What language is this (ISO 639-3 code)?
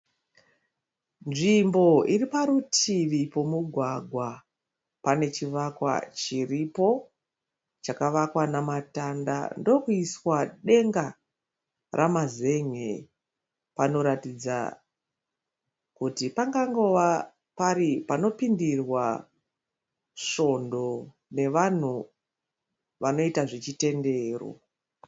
sna